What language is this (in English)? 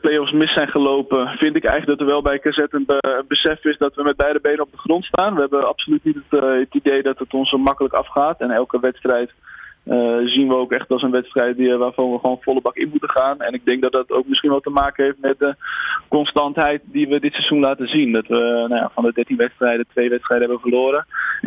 Dutch